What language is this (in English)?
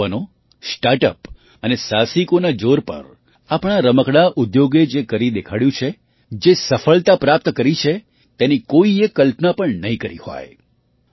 Gujarati